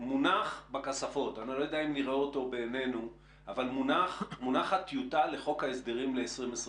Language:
Hebrew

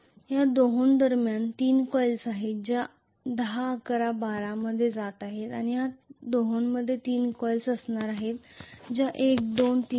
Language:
Marathi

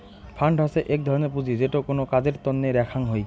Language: Bangla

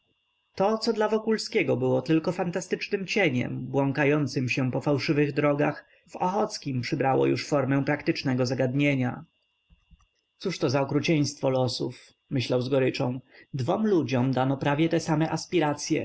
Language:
Polish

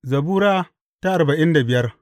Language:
Hausa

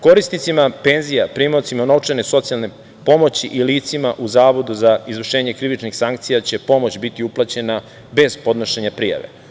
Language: Serbian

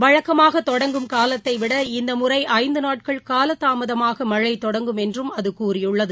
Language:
Tamil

